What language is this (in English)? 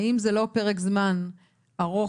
Hebrew